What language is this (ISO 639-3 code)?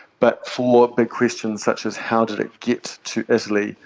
eng